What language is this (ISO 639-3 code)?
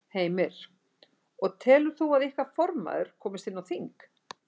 isl